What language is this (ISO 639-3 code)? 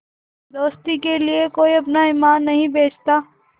hin